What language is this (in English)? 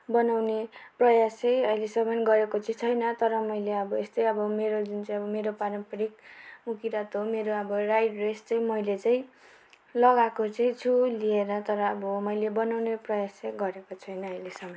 Nepali